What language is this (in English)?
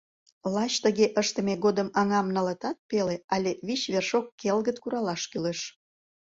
Mari